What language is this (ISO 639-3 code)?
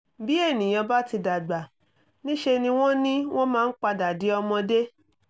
yor